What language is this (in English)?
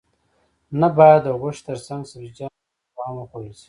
Pashto